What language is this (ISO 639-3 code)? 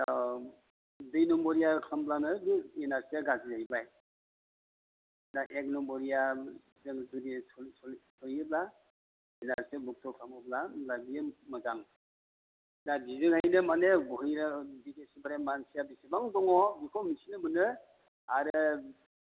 brx